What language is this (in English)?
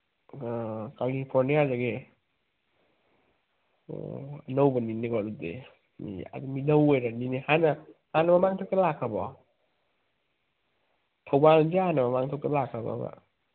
Manipuri